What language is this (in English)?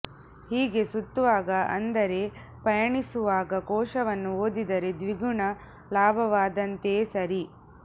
Kannada